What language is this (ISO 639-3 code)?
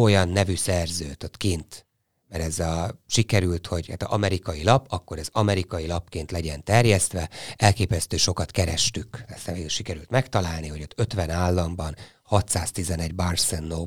hun